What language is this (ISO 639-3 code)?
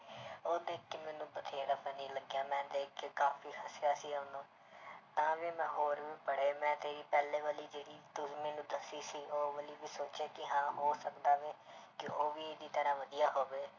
pan